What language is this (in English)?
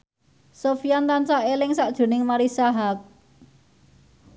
Javanese